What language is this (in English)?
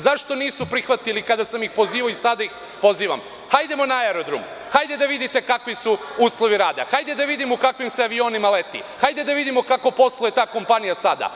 Serbian